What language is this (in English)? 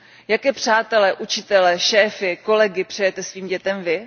Czech